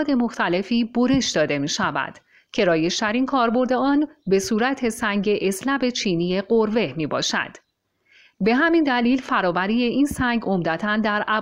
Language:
Persian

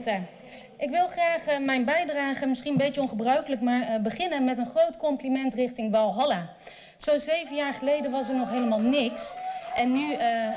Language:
Dutch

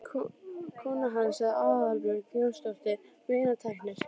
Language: Icelandic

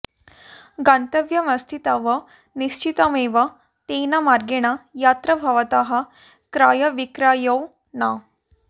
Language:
Sanskrit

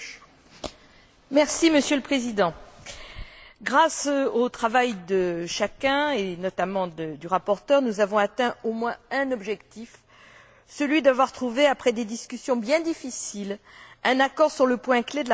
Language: French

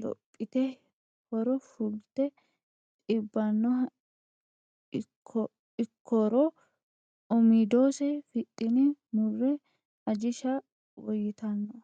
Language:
Sidamo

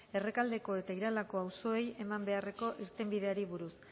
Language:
Basque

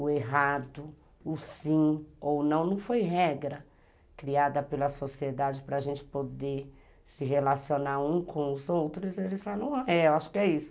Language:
Portuguese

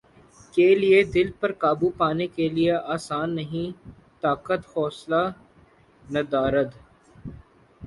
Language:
Urdu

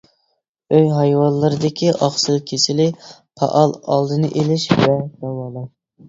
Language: Uyghur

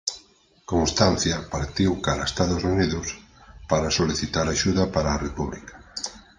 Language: Galician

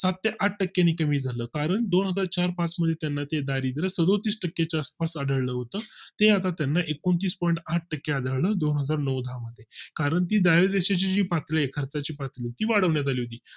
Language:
Marathi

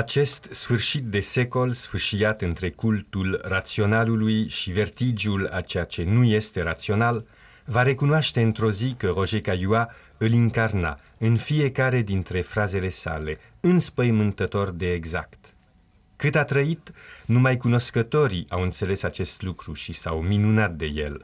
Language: Romanian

